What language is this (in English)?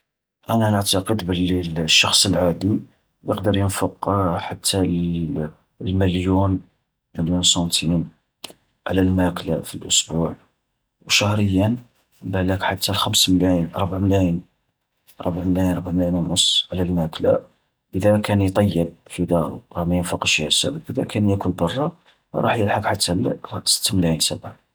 Algerian Arabic